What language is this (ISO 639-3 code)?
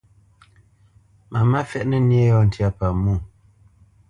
bce